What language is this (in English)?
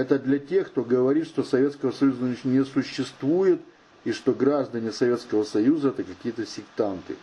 Russian